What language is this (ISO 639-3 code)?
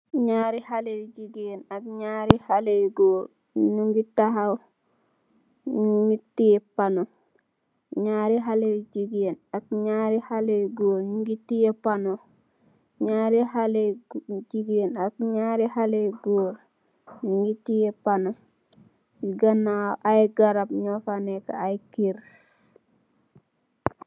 wol